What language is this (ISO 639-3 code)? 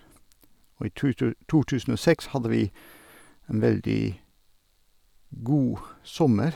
nor